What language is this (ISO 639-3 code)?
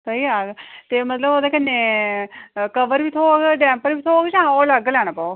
doi